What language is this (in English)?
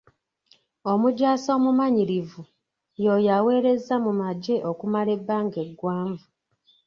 Ganda